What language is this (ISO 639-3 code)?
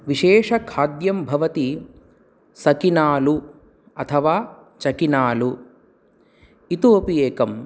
san